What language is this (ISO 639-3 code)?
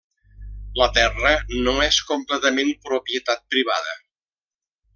cat